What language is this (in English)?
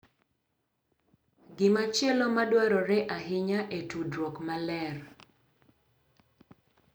Luo (Kenya and Tanzania)